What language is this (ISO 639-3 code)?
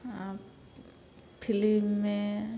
mai